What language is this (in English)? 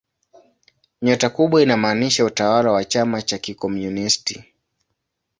Swahili